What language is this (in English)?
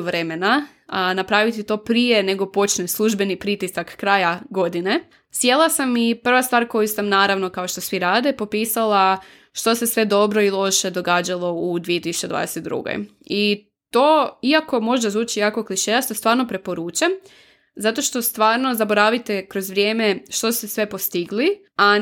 Croatian